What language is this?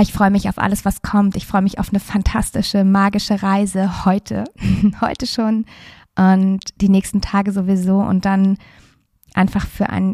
German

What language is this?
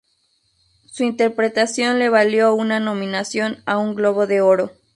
Spanish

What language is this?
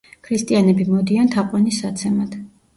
Georgian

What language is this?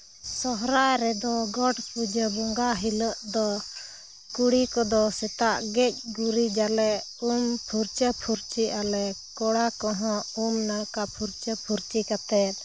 Santali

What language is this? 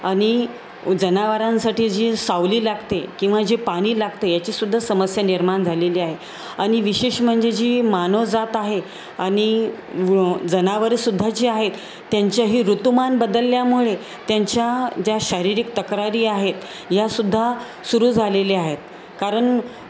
Marathi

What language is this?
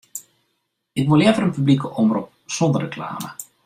Western Frisian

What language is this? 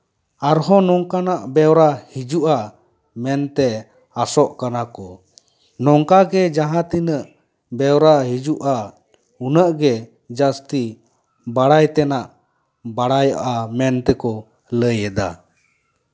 Santali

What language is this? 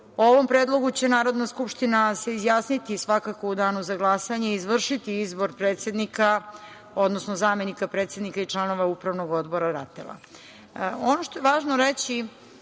Serbian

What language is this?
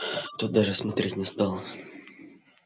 Russian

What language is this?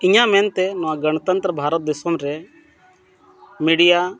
Santali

